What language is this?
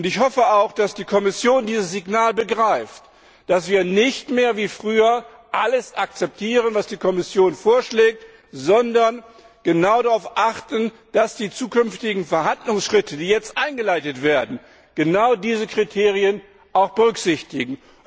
German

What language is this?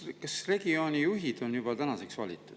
Estonian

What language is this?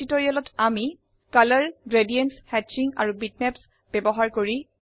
Assamese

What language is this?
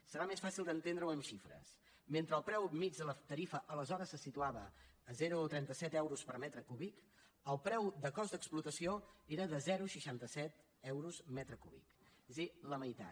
Catalan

